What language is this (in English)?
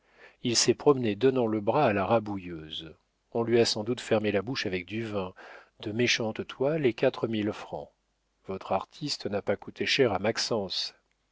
French